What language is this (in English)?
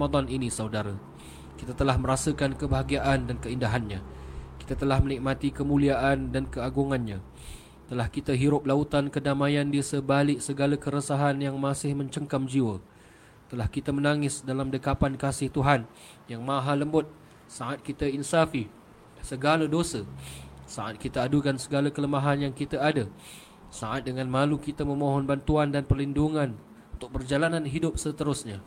Malay